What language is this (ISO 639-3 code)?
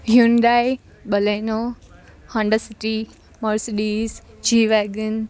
guj